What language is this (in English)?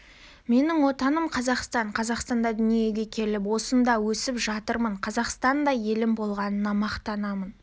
Kazakh